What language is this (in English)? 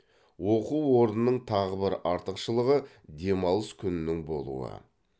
Kazakh